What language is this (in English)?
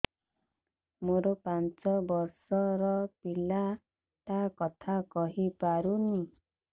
Odia